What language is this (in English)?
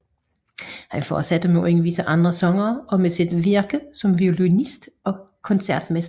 Danish